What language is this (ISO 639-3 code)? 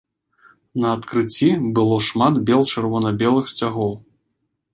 bel